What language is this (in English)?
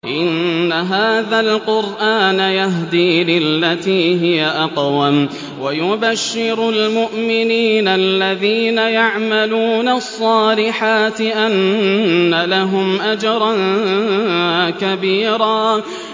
Arabic